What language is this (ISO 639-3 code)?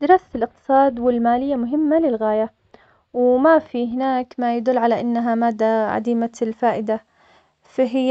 acx